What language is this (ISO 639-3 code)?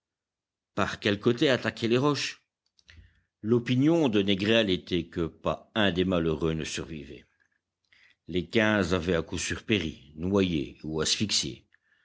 fra